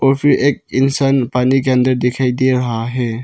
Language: Hindi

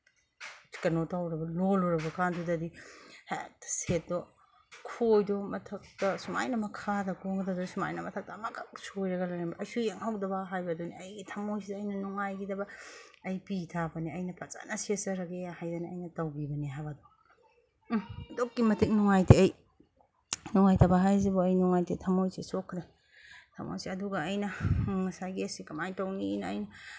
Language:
Manipuri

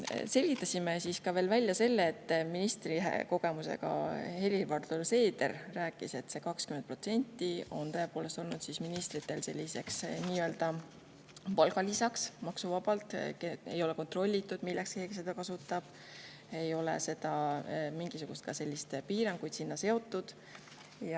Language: Estonian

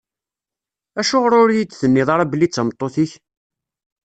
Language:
Kabyle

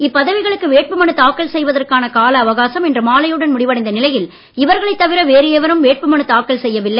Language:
Tamil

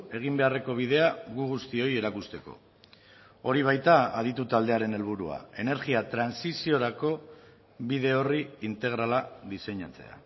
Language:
Basque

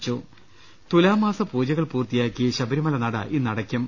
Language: Malayalam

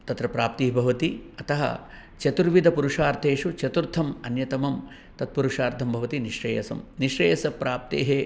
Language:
Sanskrit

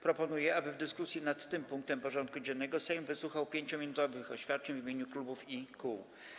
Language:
Polish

